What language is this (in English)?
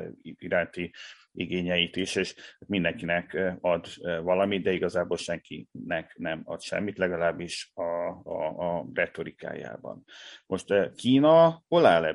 Hungarian